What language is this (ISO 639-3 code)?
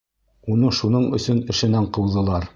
bak